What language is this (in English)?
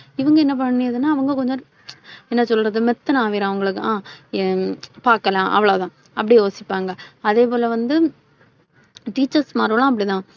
Tamil